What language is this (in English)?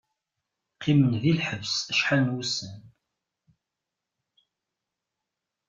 Kabyle